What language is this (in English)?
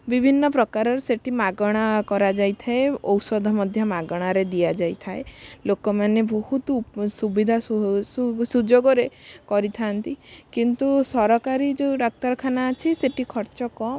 Odia